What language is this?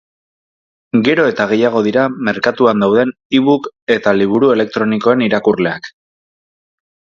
Basque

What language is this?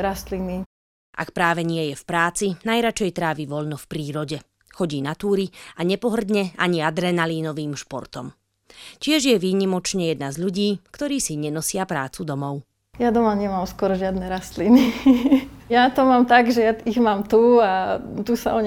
Slovak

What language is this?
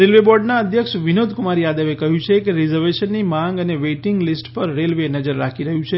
Gujarati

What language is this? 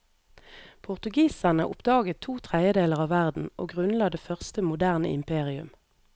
Norwegian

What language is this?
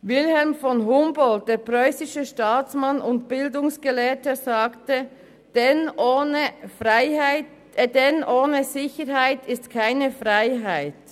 Swiss German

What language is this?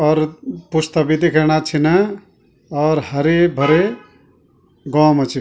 Garhwali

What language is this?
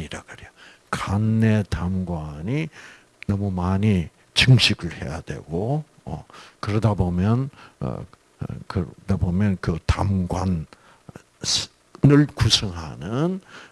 Korean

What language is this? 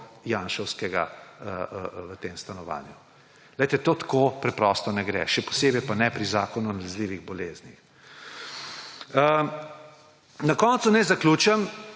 Slovenian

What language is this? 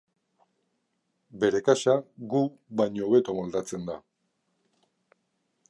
Basque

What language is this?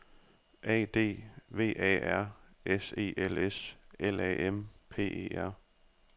Danish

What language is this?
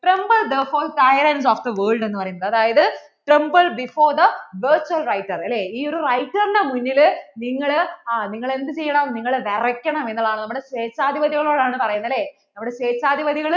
Malayalam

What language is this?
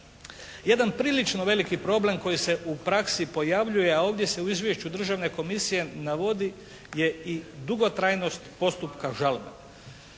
Croatian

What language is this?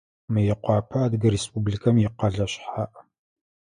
Adyghe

